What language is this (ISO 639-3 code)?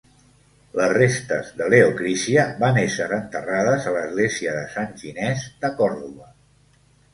cat